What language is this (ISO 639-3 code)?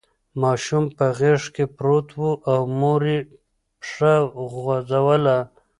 pus